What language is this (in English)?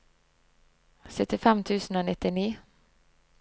Norwegian